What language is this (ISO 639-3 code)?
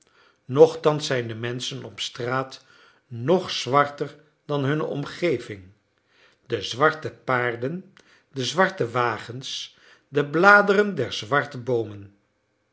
nld